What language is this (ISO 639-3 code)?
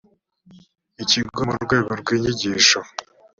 kin